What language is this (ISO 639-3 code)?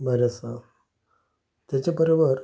kok